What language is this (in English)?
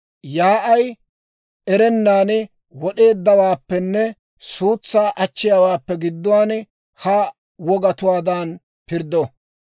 Dawro